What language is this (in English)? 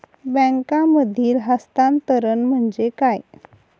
Marathi